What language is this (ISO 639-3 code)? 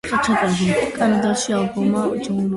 kat